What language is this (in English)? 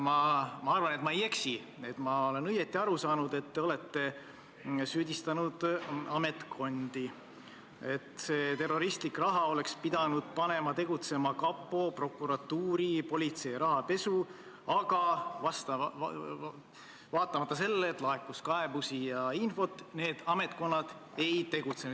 Estonian